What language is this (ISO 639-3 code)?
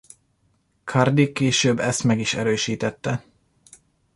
hun